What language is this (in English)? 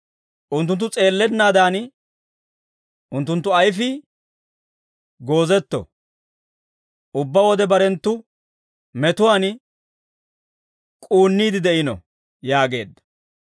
Dawro